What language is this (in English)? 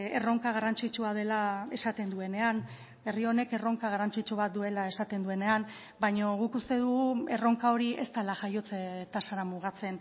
Basque